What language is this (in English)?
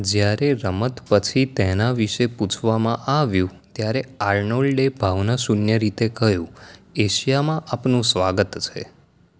Gujarati